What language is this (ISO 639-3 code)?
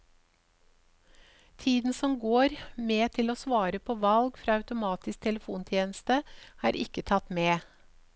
nor